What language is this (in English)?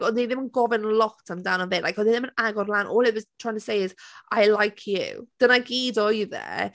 Welsh